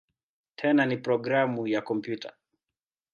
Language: Swahili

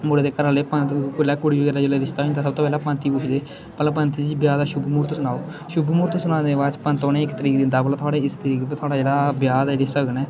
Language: Dogri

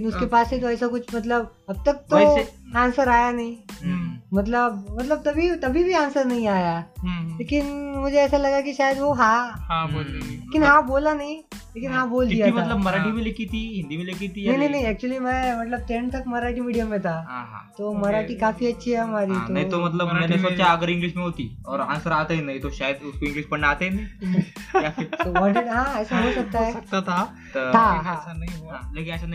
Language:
Hindi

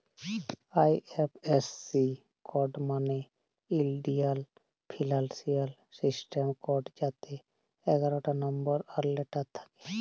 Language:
Bangla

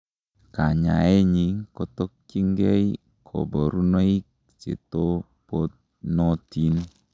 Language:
Kalenjin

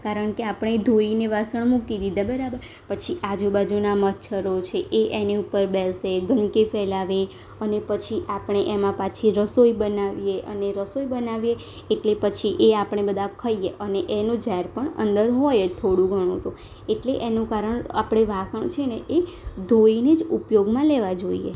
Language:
Gujarati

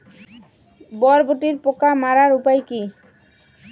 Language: Bangla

